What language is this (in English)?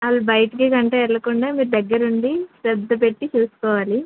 Telugu